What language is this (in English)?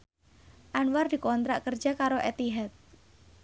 Javanese